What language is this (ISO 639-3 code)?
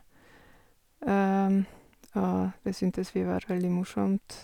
nor